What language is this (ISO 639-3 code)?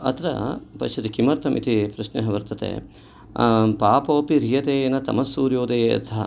san